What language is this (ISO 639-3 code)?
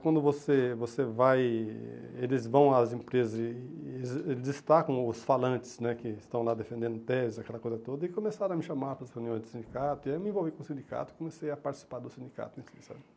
por